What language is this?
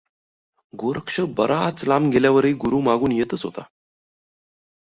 Marathi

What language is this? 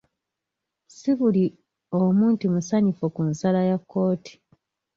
Ganda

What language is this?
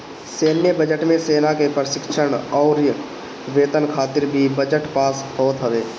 Bhojpuri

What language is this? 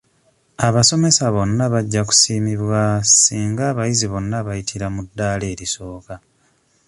Ganda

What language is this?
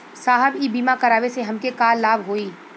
Bhojpuri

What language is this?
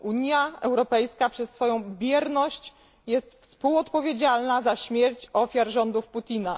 Polish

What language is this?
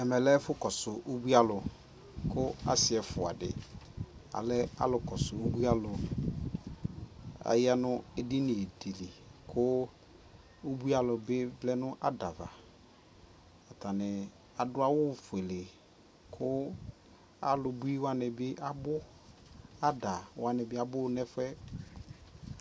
Ikposo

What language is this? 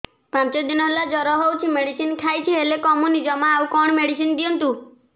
Odia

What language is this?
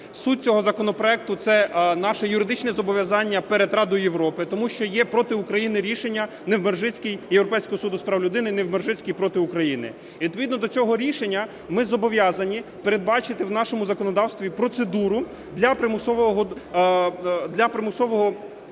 Ukrainian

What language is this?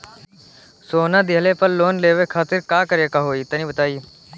Bhojpuri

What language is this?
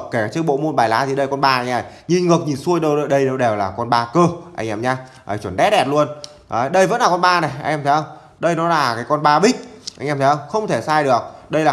Vietnamese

